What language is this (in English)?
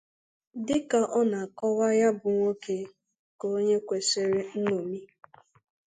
Igbo